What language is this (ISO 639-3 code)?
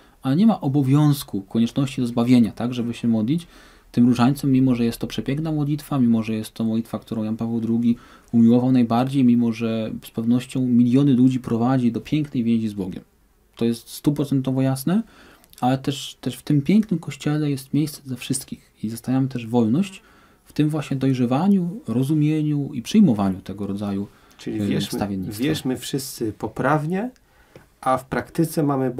pol